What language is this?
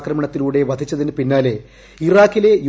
Malayalam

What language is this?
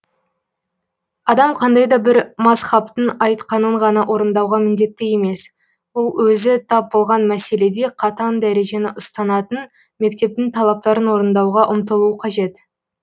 Kazakh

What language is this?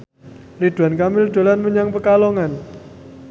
Javanese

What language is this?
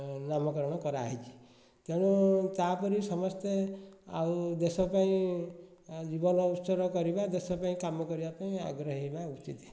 Odia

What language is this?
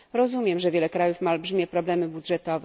Polish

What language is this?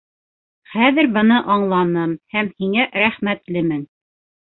Bashkir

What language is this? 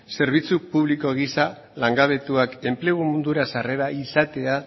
Basque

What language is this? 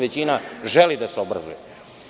Serbian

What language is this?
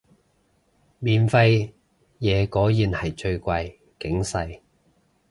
Cantonese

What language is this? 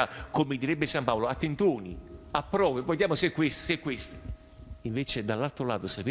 Italian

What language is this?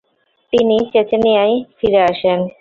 Bangla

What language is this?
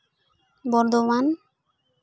Santali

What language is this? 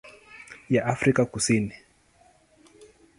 Swahili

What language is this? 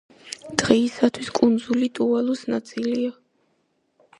Georgian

